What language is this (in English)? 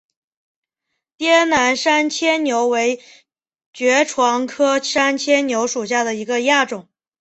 Chinese